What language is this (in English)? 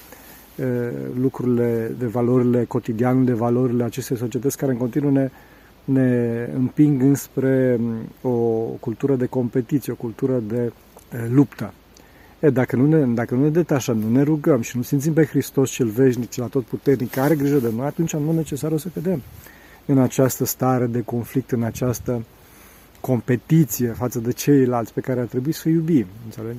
Romanian